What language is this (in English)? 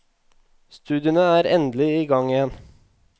Norwegian